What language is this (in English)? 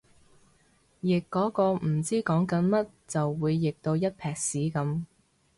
Cantonese